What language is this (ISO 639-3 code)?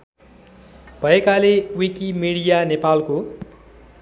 nep